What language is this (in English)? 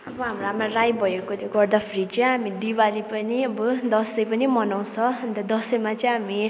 Nepali